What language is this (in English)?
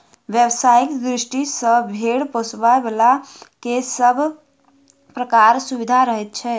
Maithili